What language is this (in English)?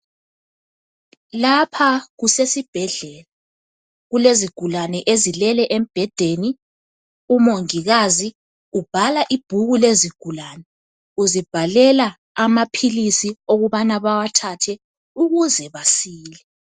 North Ndebele